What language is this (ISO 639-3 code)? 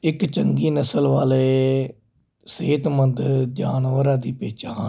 pan